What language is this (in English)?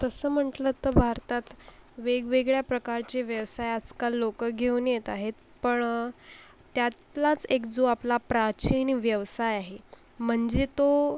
Marathi